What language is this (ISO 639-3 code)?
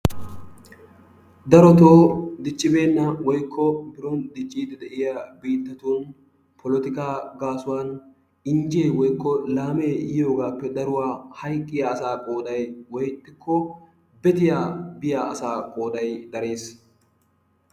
wal